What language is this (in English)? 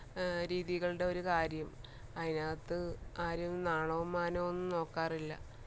Malayalam